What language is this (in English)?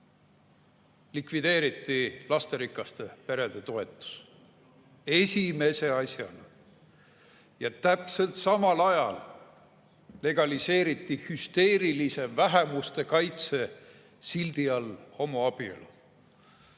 Estonian